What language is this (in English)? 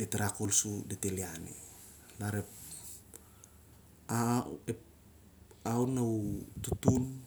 Siar-Lak